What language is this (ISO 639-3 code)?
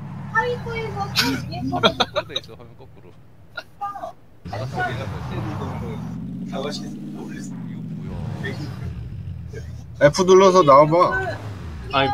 kor